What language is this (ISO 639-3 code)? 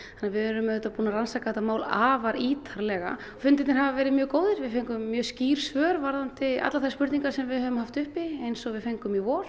isl